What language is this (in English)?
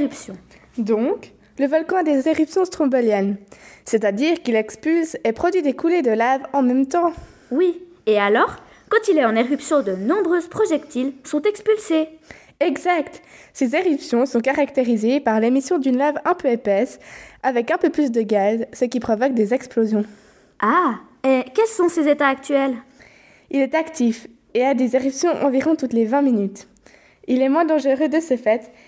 French